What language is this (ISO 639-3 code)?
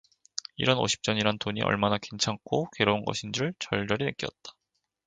kor